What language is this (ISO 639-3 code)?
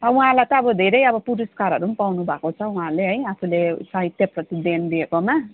nep